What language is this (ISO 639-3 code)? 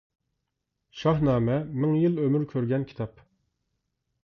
uig